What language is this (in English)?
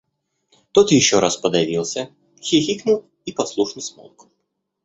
Russian